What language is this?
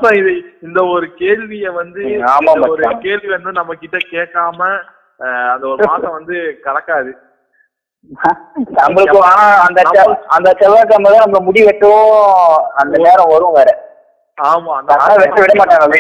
Tamil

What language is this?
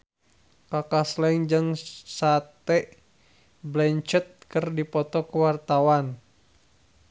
Sundanese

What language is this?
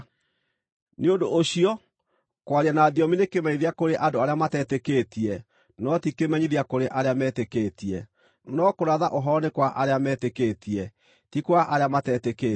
Kikuyu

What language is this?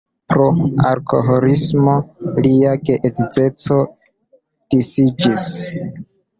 Esperanto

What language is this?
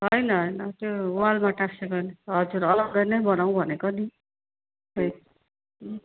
Nepali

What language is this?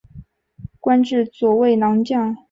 Chinese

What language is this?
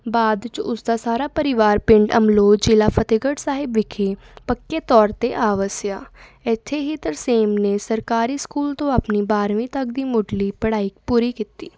Punjabi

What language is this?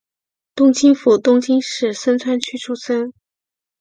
Chinese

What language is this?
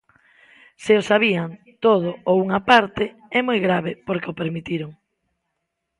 Galician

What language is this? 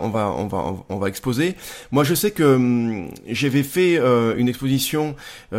French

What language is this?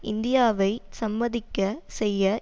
Tamil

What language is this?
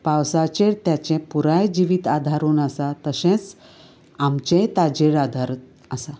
Konkani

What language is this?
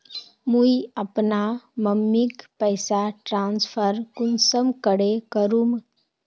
Magahi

